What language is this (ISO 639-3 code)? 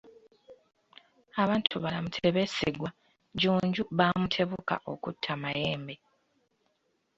lug